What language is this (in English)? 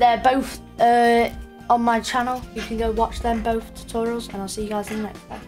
English